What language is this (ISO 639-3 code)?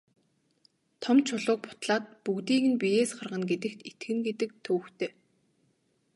mon